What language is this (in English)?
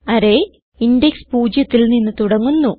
Malayalam